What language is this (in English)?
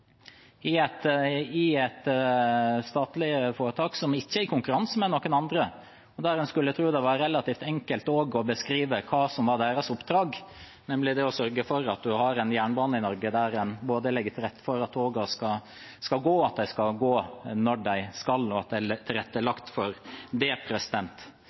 Norwegian Bokmål